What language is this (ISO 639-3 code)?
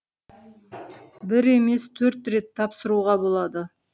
kaz